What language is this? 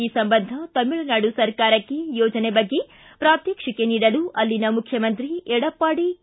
Kannada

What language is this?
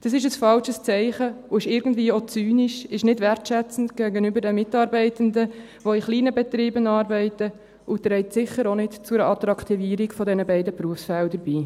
Swiss German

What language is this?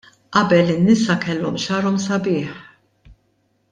Maltese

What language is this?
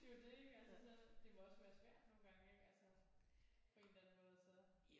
Danish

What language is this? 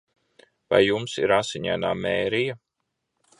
Latvian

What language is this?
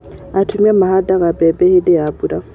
Kikuyu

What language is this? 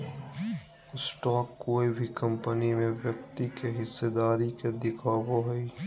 Magahi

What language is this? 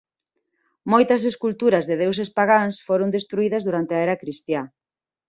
Galician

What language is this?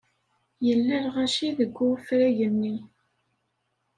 Kabyle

